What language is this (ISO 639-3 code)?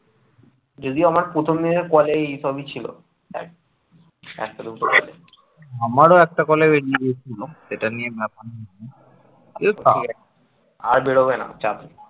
ben